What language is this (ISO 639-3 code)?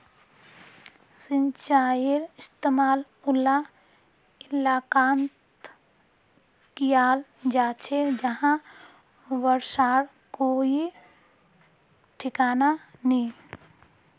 mag